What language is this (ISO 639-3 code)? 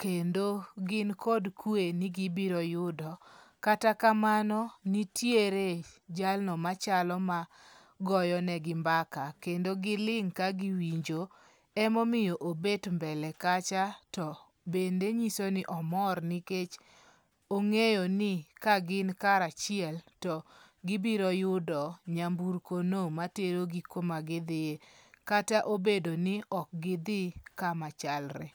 luo